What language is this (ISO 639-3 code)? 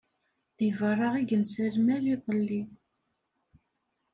kab